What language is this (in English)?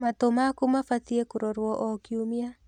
Kikuyu